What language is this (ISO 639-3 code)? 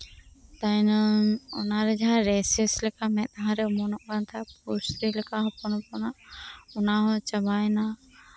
sat